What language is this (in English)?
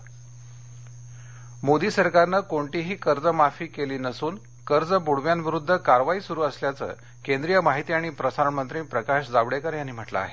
Marathi